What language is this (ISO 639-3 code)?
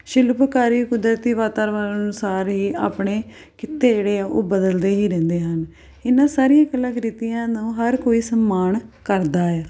pan